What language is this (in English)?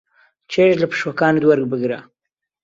Central Kurdish